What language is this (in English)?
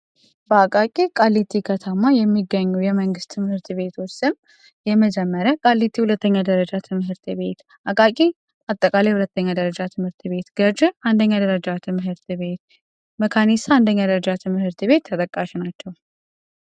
Amharic